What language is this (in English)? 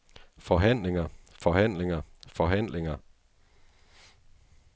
Danish